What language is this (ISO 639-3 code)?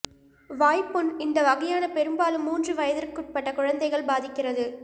tam